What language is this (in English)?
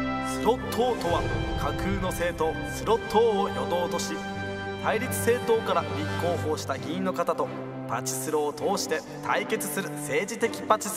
Japanese